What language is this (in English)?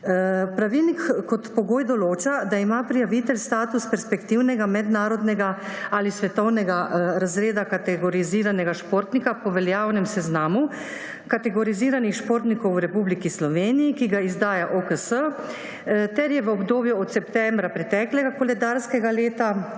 Slovenian